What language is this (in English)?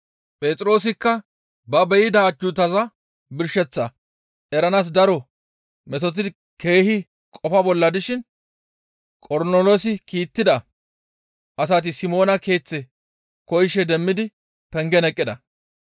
Gamo